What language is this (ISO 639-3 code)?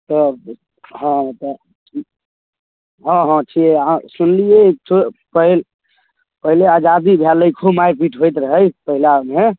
mai